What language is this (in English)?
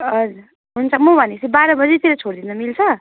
Nepali